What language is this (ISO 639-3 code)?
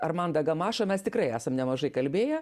lit